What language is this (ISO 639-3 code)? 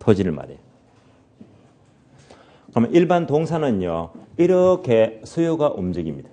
kor